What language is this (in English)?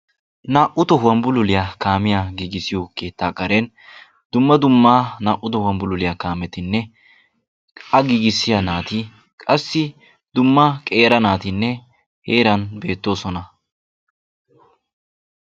Wolaytta